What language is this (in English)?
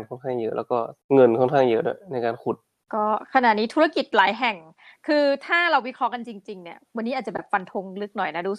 Thai